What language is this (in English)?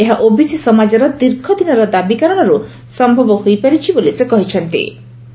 Odia